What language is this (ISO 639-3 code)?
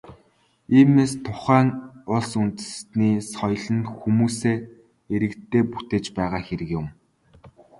mon